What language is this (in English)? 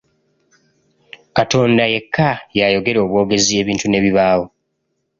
Ganda